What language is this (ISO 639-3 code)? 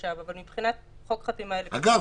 heb